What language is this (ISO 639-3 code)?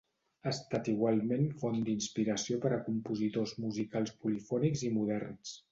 cat